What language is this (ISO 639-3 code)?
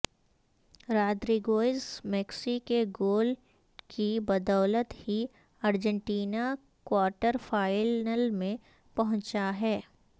urd